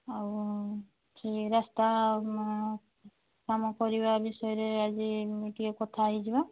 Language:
Odia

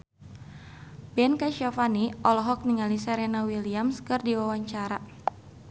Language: Sundanese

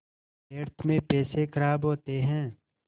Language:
Hindi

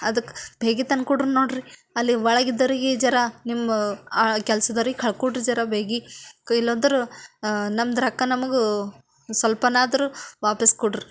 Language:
Kannada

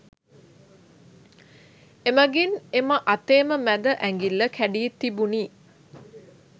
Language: Sinhala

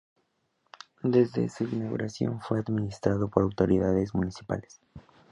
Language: Spanish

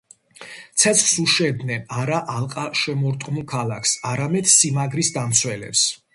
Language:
Georgian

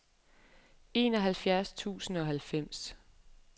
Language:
Danish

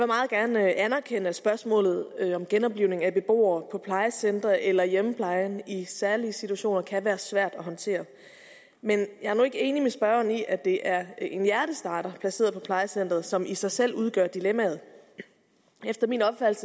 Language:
Danish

